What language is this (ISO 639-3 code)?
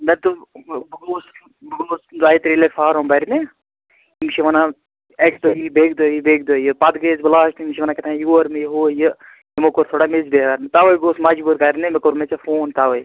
kas